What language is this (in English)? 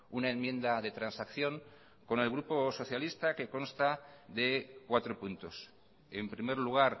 Spanish